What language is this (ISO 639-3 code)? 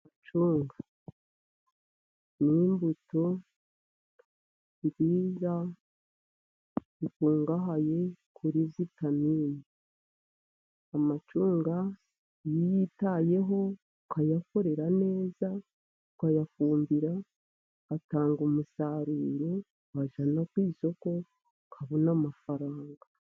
kin